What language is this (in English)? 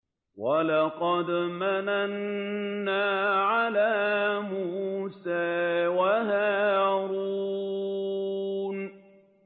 Arabic